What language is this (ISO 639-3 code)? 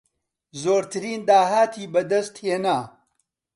ckb